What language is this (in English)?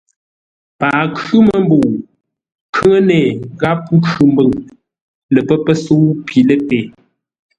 Ngombale